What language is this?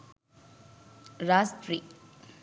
Sinhala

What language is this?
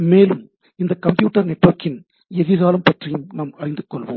Tamil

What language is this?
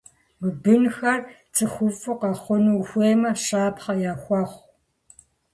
Kabardian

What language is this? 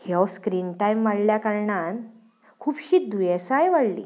Konkani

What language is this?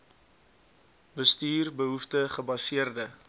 Afrikaans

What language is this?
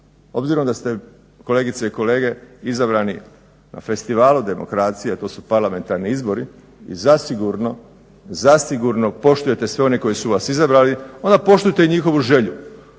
Croatian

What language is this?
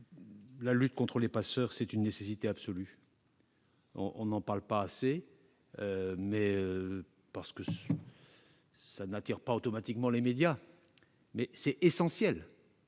French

